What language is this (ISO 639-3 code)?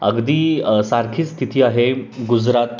mar